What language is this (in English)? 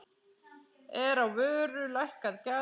Icelandic